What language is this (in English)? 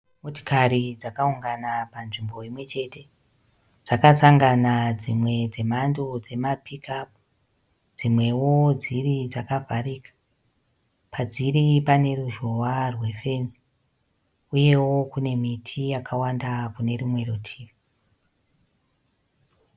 Shona